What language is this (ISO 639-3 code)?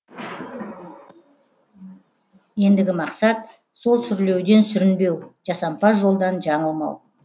kaz